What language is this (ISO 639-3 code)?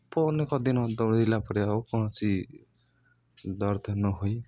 ori